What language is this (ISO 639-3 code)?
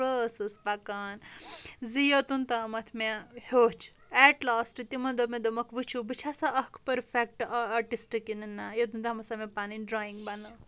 kas